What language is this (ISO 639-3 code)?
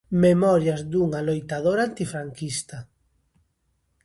glg